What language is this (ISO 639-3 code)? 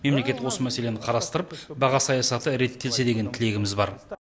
kaz